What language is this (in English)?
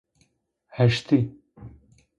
Zaza